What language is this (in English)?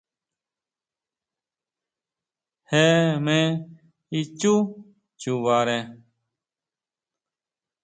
Huautla Mazatec